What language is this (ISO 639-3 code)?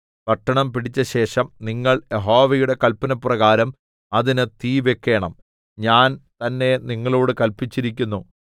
mal